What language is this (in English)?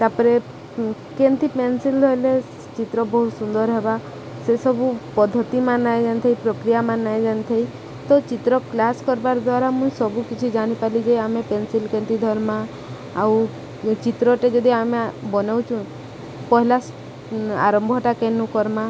Odia